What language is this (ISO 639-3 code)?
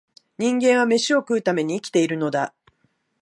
jpn